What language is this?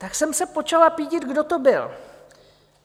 Czech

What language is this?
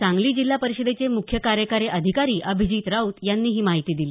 Marathi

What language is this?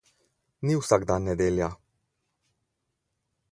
Slovenian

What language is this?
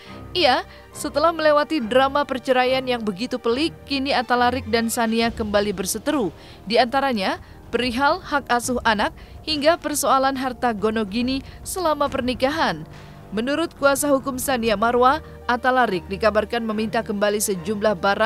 Indonesian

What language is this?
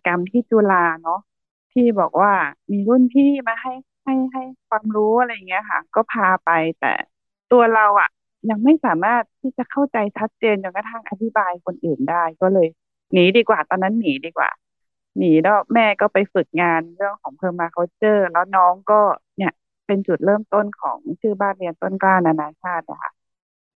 Thai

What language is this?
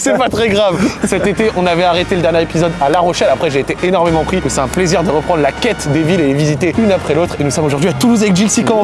French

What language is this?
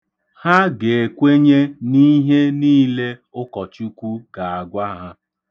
Igbo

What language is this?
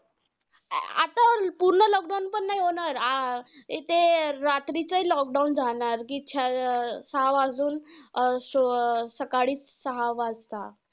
Marathi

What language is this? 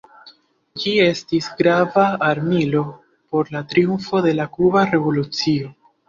Esperanto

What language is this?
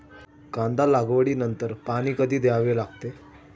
Marathi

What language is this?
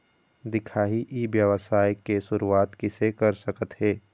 Chhattisgarhi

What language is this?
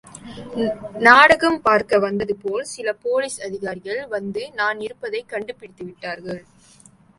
Tamil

